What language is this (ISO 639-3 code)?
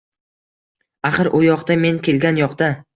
uzb